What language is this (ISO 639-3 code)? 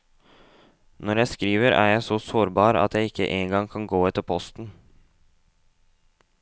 nor